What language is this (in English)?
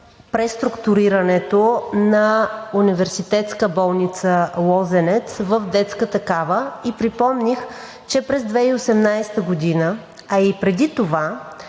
Bulgarian